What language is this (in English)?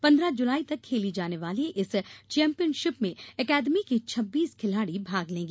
Hindi